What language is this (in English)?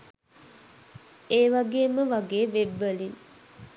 Sinhala